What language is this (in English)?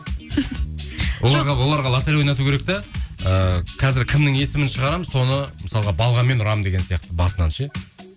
Kazakh